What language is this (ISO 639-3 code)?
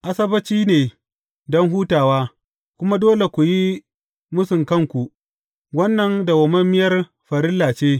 hau